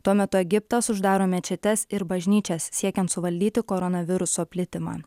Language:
Lithuanian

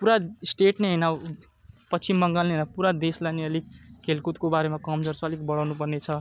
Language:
Nepali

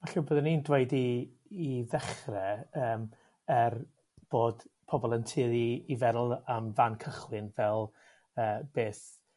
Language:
Welsh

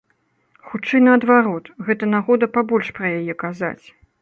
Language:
Belarusian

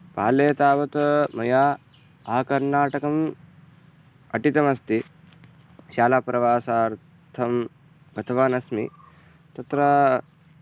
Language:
Sanskrit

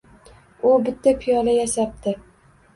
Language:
Uzbek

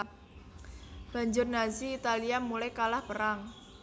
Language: Javanese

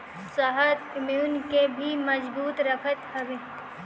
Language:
Bhojpuri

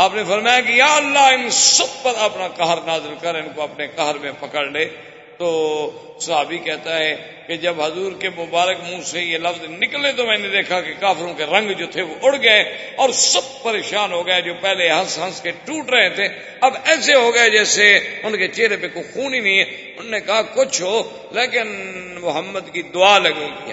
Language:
Urdu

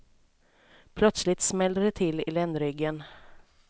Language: Swedish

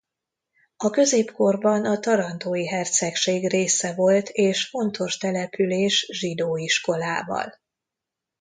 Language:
Hungarian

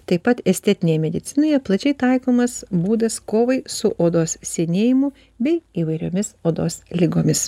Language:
Lithuanian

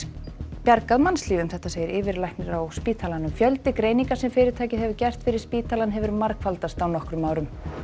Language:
Icelandic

